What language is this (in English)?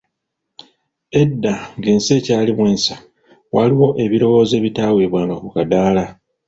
Ganda